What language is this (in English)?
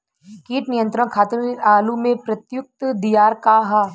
Bhojpuri